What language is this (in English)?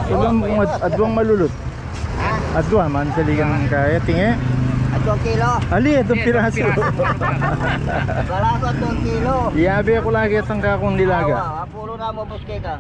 Filipino